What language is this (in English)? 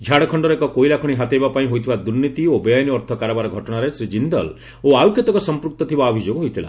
Odia